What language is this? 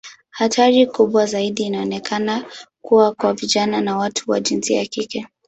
Swahili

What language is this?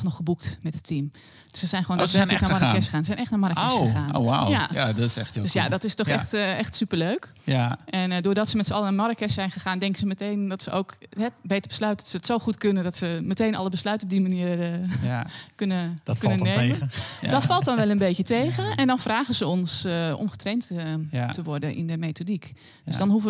Dutch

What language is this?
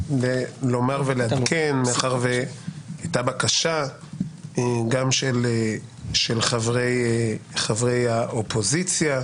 Hebrew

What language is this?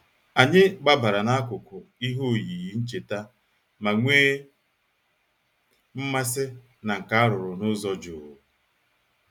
Igbo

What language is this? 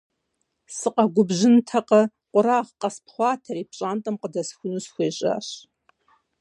Kabardian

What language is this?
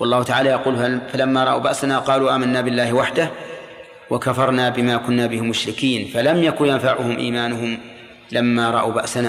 Arabic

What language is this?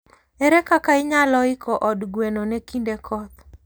Luo (Kenya and Tanzania)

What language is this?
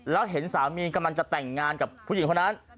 Thai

